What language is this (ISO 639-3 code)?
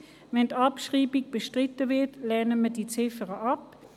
gsw